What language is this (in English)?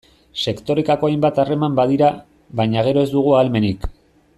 Basque